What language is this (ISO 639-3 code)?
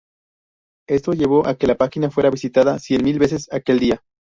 spa